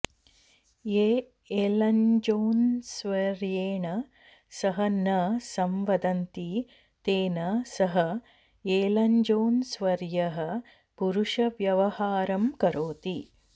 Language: Sanskrit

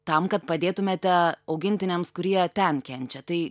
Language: Lithuanian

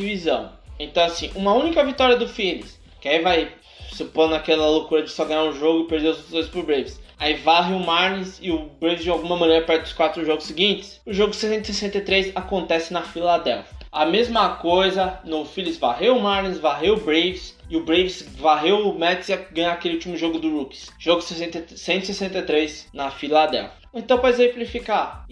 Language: Portuguese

